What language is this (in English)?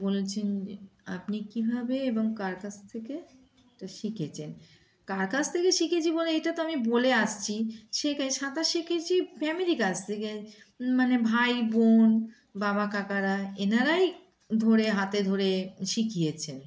Bangla